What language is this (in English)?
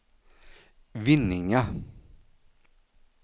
Swedish